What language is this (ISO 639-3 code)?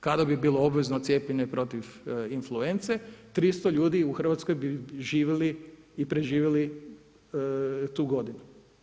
hrv